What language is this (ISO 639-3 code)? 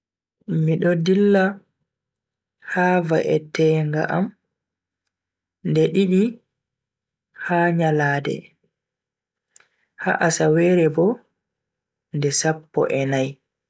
fui